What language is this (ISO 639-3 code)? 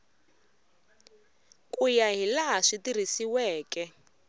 tso